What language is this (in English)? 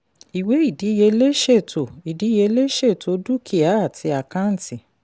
Yoruba